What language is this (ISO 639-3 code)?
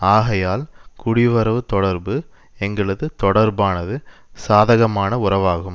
tam